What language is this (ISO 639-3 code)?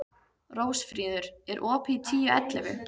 isl